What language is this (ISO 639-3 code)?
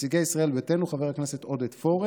heb